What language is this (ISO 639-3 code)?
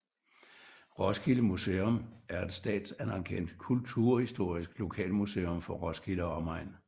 dan